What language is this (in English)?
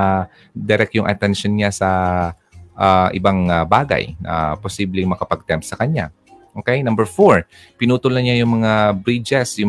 Filipino